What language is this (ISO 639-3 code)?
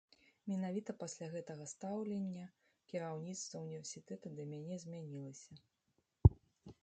bel